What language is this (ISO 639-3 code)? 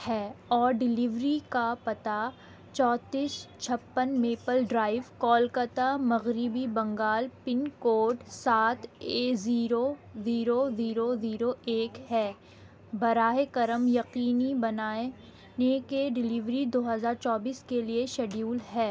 urd